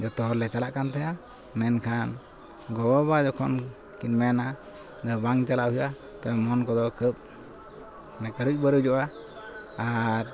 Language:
Santali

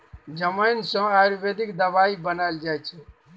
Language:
Maithili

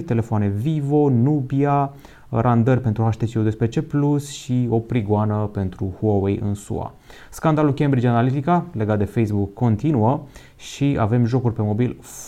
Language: Romanian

